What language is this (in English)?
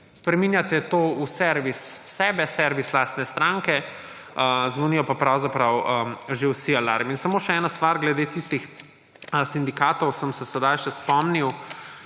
Slovenian